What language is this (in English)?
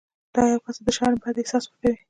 Pashto